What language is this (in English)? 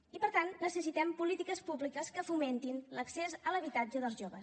Catalan